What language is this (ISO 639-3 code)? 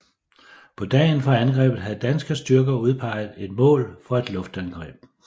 dan